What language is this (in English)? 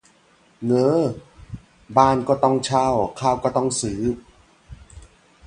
Thai